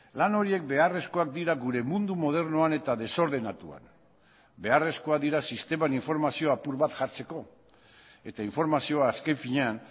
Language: Basque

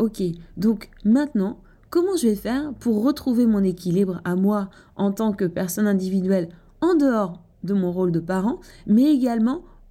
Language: French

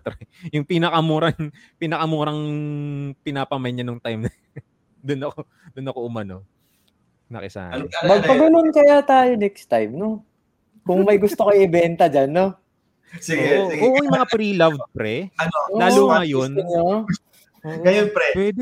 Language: Filipino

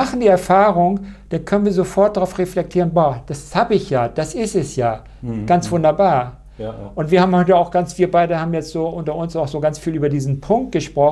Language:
German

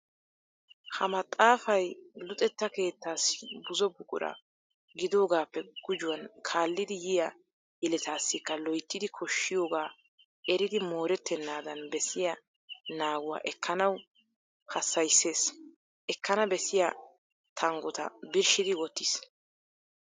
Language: Wolaytta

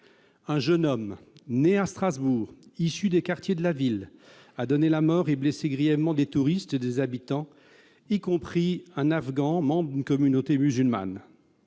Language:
French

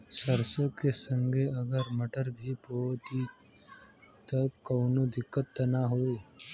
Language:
Bhojpuri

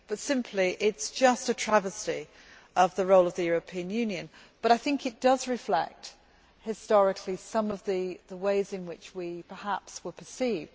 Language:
English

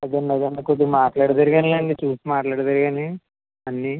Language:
Telugu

